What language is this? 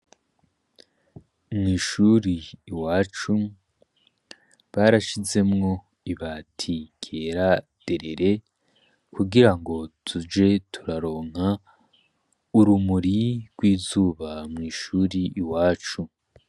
Rundi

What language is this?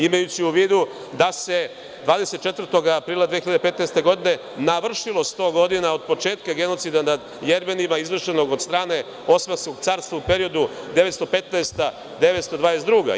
Serbian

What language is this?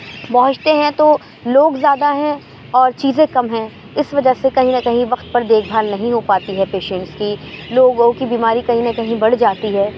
Urdu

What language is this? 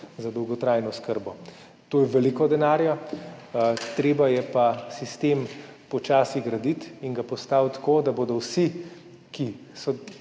Slovenian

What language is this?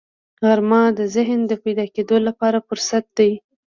Pashto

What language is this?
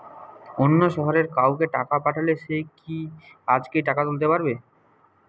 Bangla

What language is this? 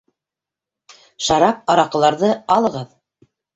Bashkir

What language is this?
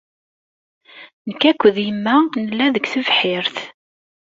Kabyle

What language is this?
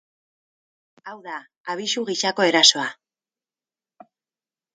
Basque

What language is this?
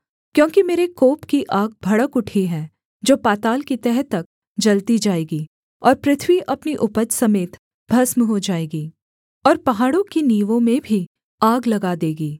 Hindi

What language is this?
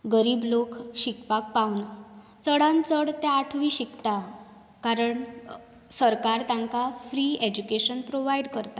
Konkani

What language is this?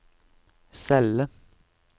Norwegian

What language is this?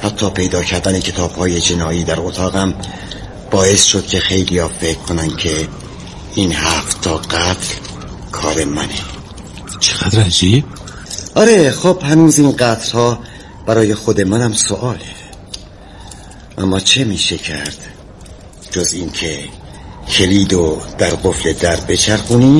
Persian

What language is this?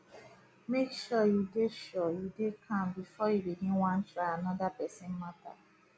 Nigerian Pidgin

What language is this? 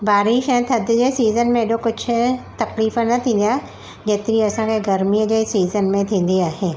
Sindhi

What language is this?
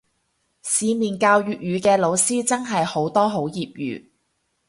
Cantonese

